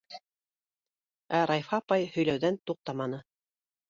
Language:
Bashkir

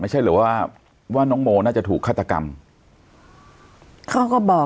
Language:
Thai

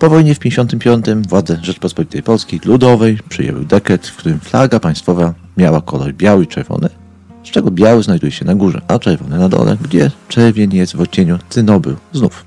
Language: Polish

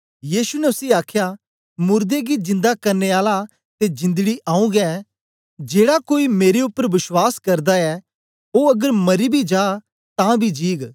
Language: Dogri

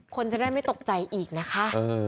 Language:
Thai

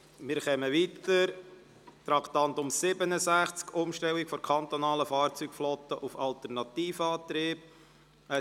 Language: Swiss German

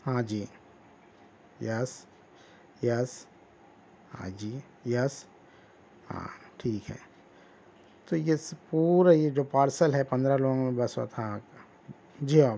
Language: Urdu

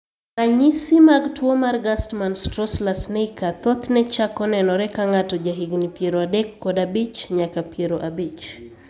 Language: Luo (Kenya and Tanzania)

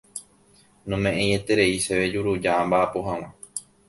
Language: Guarani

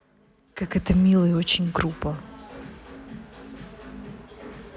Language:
Russian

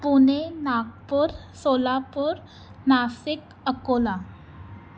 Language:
Sindhi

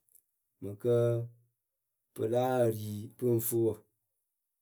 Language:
Akebu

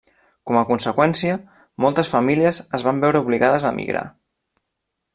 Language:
Catalan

